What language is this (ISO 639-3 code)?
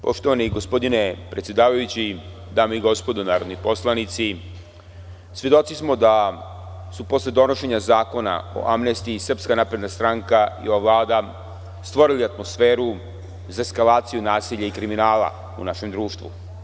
srp